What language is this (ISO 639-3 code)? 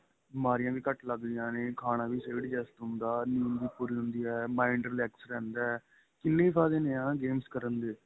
pan